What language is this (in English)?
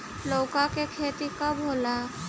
Bhojpuri